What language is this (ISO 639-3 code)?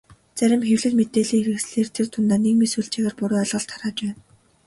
mon